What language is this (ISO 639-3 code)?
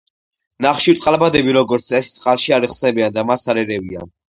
kat